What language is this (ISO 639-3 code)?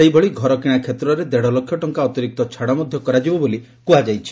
ori